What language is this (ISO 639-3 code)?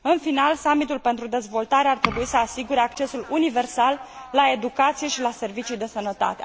ron